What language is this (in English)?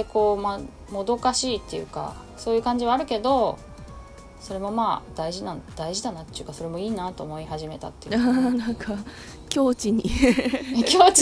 Japanese